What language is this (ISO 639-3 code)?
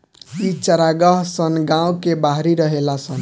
bho